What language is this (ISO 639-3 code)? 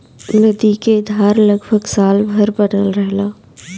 bho